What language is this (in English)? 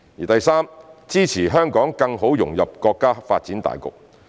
Cantonese